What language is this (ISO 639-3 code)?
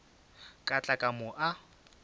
nso